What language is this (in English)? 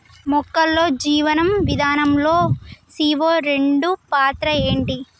Telugu